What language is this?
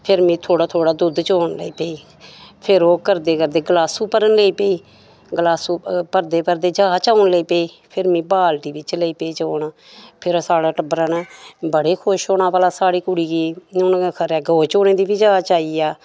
Dogri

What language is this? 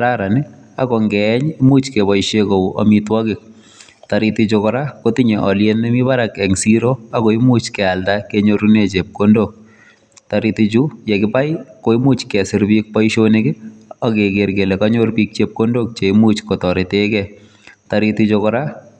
Kalenjin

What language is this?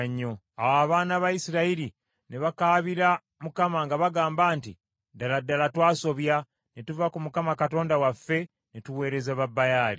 Ganda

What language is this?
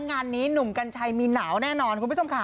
Thai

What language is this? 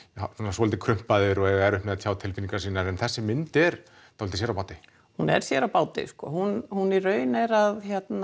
Icelandic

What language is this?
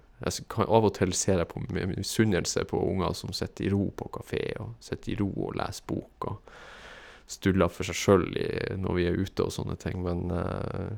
Norwegian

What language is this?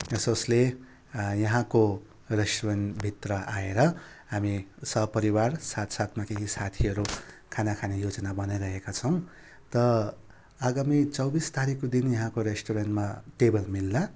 Nepali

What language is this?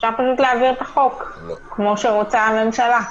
Hebrew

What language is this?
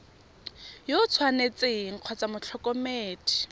Tswana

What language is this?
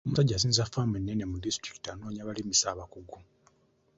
Ganda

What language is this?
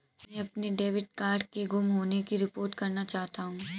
Hindi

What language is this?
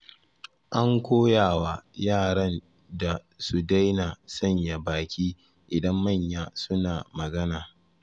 Hausa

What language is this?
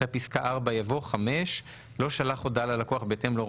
Hebrew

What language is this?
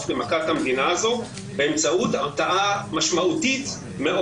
Hebrew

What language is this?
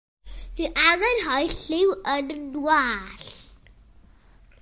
Welsh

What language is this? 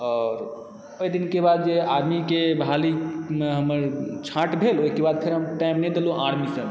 Maithili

